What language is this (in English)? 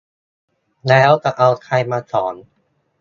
Thai